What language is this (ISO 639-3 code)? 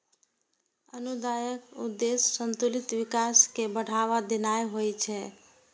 mai